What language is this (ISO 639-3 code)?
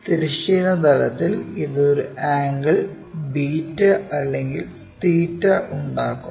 mal